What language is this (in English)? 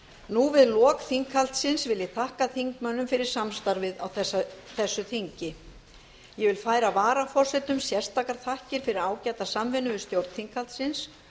Icelandic